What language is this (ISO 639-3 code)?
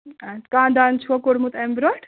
kas